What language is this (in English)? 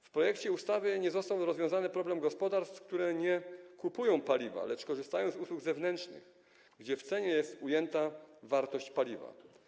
Polish